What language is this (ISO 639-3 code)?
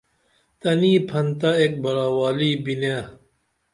dml